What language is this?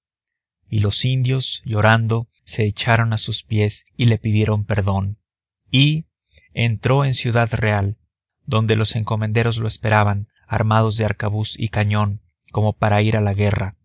Spanish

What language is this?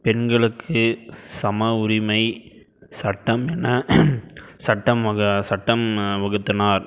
Tamil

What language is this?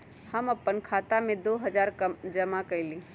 Magahi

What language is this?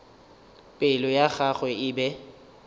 Northern Sotho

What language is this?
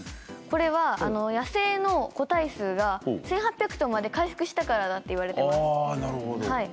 Japanese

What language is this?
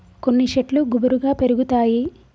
Telugu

